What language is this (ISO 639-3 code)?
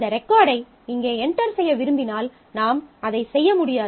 tam